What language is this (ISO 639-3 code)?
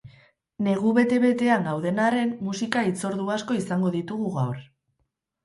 eus